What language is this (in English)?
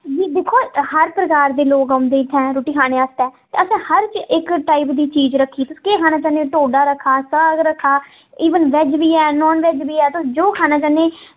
Dogri